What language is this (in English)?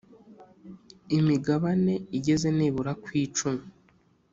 Kinyarwanda